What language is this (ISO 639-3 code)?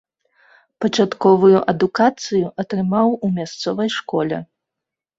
bel